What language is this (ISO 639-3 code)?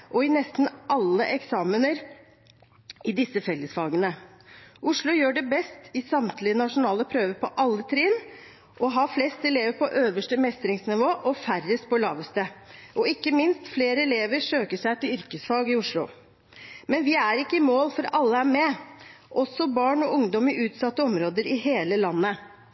nob